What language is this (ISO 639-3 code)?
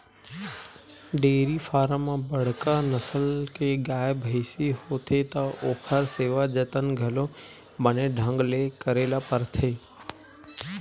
hne